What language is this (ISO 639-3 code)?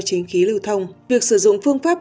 vie